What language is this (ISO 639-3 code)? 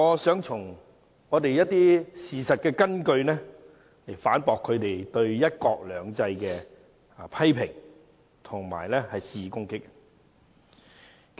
yue